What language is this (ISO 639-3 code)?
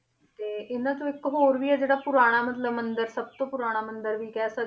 pan